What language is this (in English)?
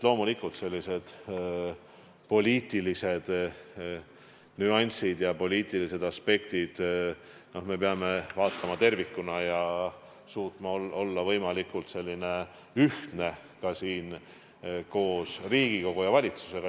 Estonian